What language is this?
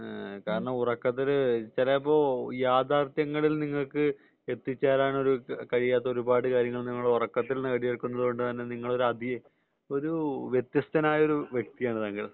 Malayalam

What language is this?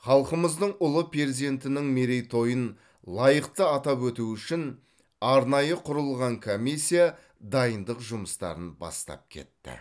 Kazakh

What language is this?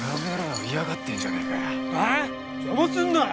Japanese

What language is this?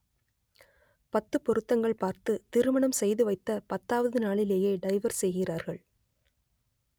Tamil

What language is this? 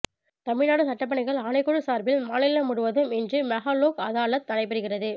Tamil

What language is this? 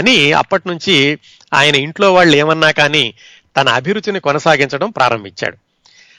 Telugu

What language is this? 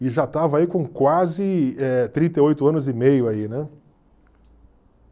Portuguese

